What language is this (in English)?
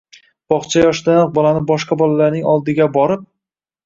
Uzbek